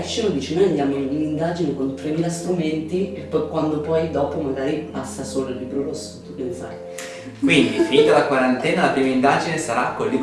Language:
Italian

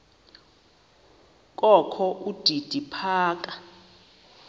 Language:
Xhosa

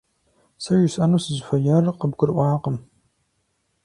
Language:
Kabardian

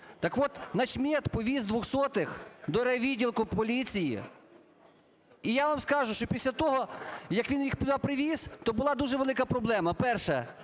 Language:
Ukrainian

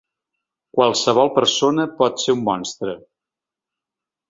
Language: Catalan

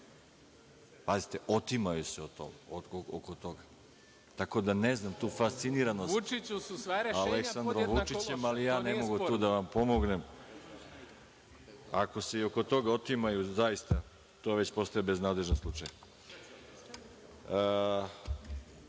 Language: Serbian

